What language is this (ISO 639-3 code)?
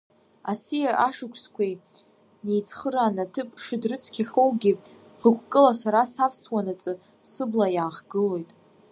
abk